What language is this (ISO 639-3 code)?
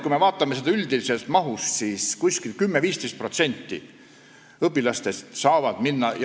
est